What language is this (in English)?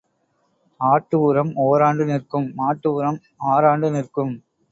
Tamil